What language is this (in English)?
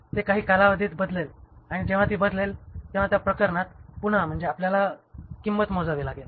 Marathi